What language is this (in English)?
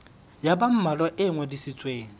Southern Sotho